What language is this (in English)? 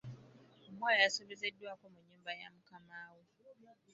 Ganda